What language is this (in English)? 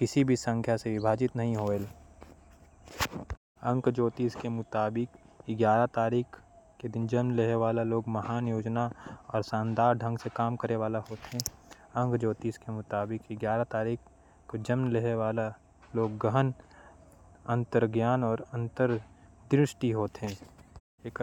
Korwa